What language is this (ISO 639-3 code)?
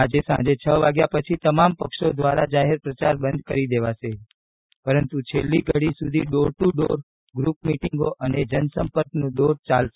guj